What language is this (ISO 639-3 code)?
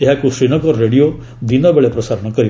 ori